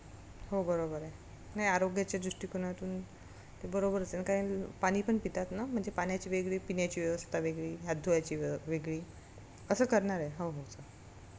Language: Marathi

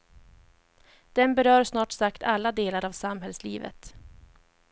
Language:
Swedish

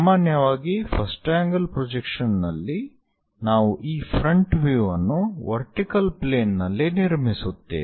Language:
Kannada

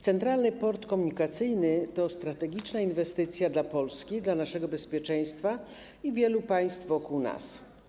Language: Polish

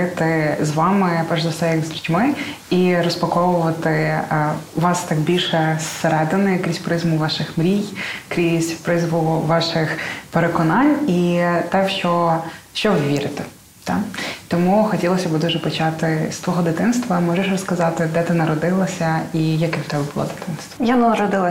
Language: Ukrainian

